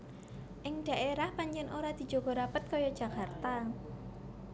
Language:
Javanese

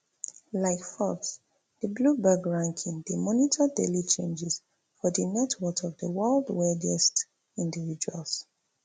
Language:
Nigerian Pidgin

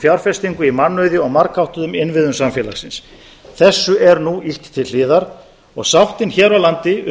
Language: Icelandic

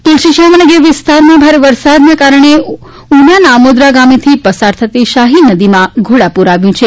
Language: Gujarati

